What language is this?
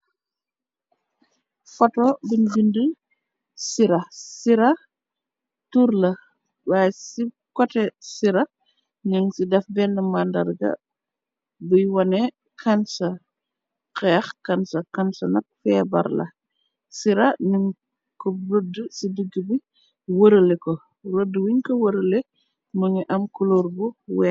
Wolof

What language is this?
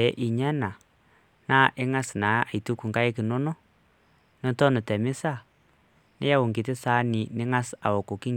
Masai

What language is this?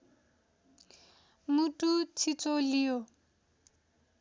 Nepali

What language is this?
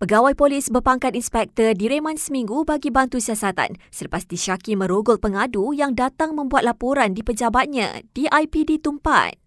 Malay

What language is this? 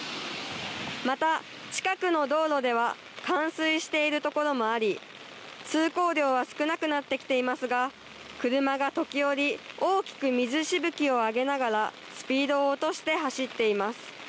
Japanese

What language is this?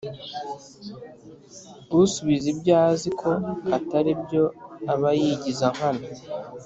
Kinyarwanda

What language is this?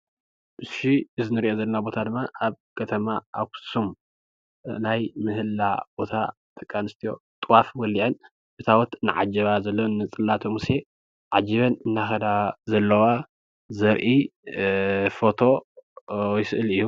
Tigrinya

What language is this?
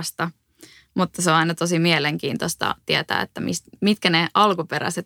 Finnish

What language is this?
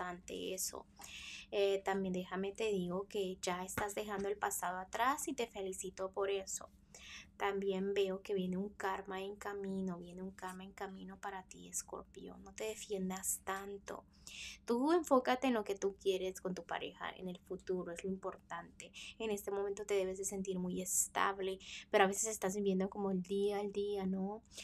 Spanish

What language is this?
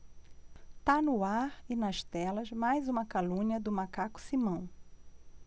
Portuguese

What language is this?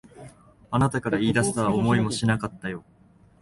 Japanese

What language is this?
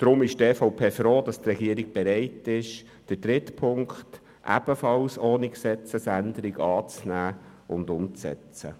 Swiss German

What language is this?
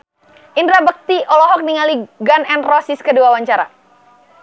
Sundanese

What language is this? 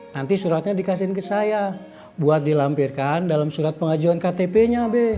Indonesian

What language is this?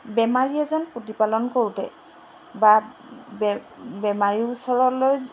Assamese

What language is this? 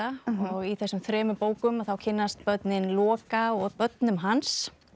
Icelandic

